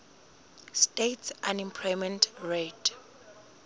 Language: Southern Sotho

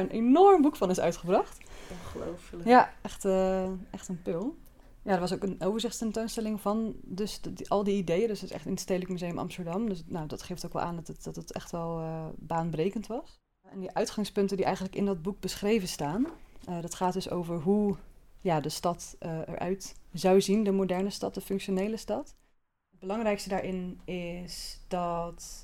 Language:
Dutch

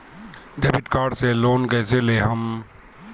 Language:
Bhojpuri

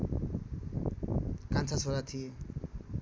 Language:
Nepali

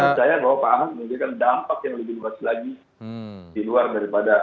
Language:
Indonesian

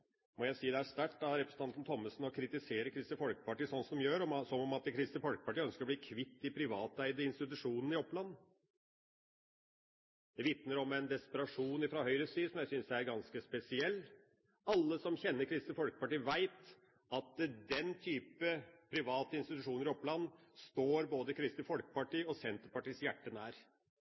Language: Norwegian Bokmål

